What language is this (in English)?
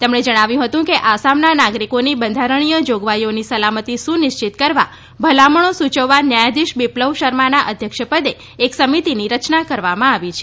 Gujarati